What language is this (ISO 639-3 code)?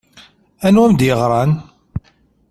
kab